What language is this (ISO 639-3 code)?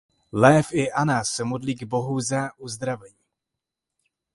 ces